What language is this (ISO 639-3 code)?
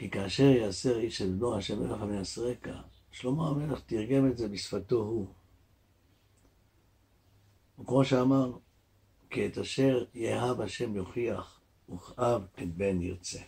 heb